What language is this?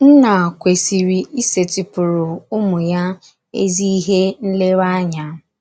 Igbo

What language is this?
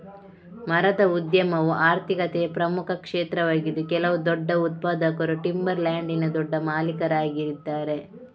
Kannada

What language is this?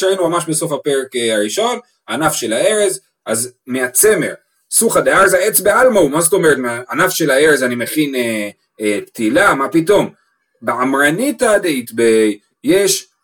Hebrew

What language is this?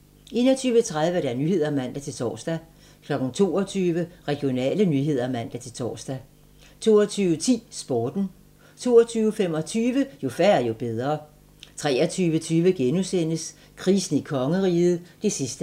Danish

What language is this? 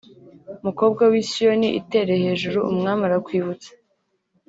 Kinyarwanda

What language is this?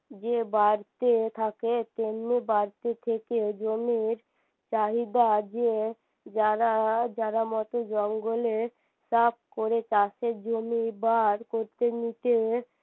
Bangla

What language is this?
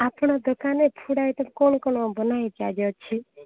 Odia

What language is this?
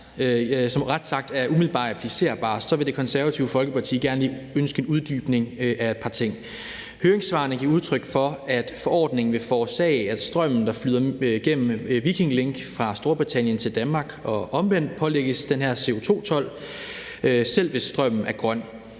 Danish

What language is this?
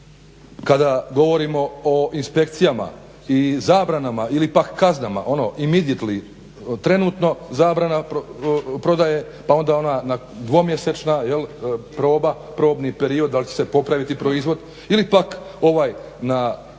Croatian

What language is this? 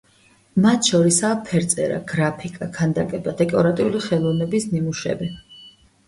Georgian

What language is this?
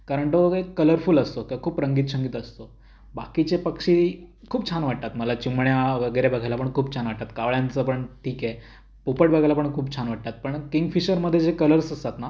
Marathi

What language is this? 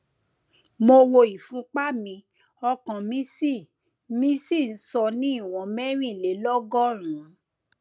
Yoruba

